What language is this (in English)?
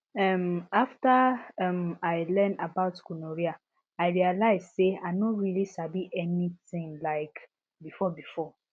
Nigerian Pidgin